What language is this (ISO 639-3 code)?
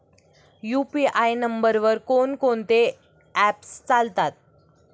mar